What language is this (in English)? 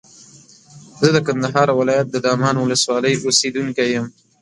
Pashto